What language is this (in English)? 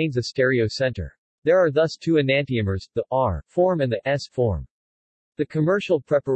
English